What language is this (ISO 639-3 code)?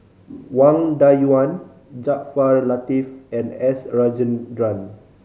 eng